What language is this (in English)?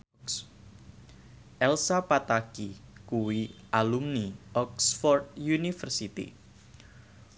Javanese